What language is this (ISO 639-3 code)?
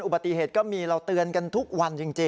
tha